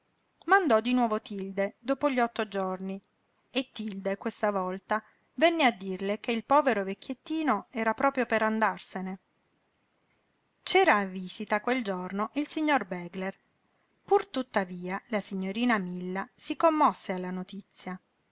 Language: Italian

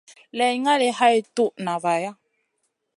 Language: Masana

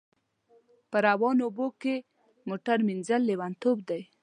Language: Pashto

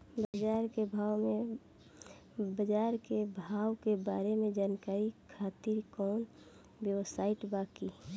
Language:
Bhojpuri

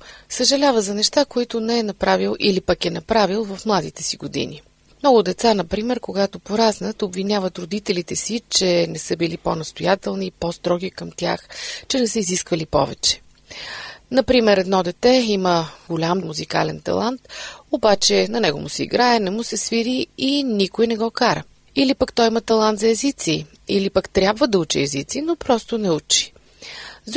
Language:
Bulgarian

